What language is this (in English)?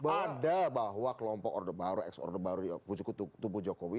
Indonesian